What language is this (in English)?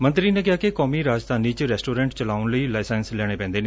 Punjabi